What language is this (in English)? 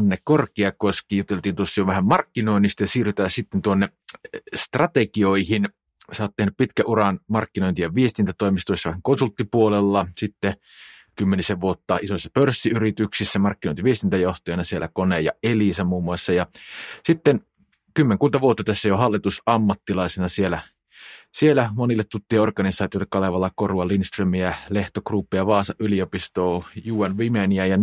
Finnish